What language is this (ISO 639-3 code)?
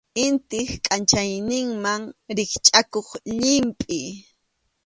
qxu